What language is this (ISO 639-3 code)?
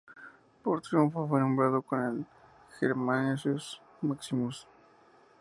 spa